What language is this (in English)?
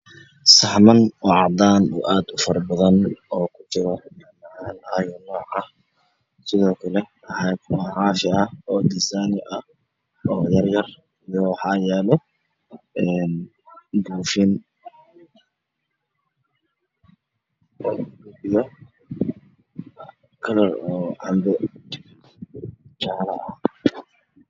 Somali